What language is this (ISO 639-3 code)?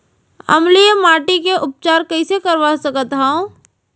hne